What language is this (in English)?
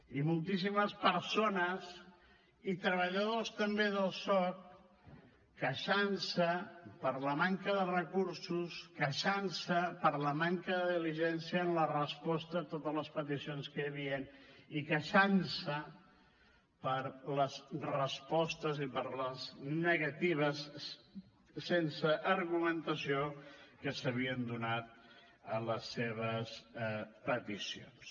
Catalan